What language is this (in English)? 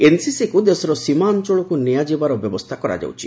Odia